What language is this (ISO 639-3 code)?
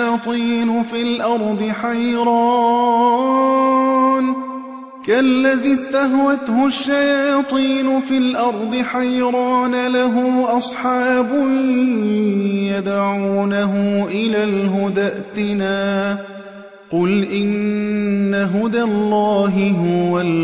ara